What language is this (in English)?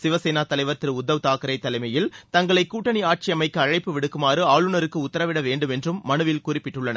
Tamil